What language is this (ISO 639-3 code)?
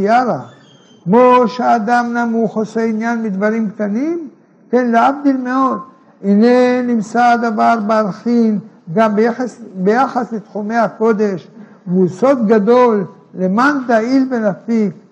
heb